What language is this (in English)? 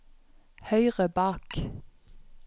Norwegian